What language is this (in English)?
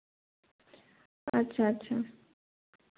Santali